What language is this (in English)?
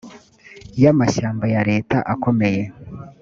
Kinyarwanda